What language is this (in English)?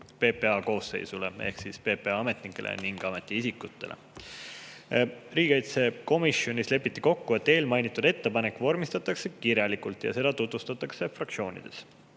Estonian